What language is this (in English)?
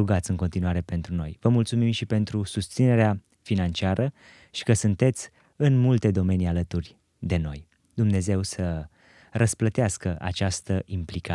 Romanian